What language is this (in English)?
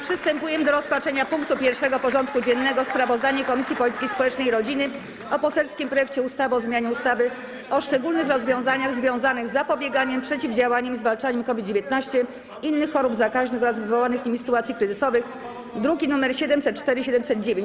Polish